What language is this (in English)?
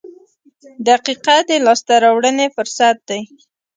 Pashto